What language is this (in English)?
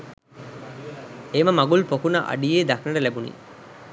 Sinhala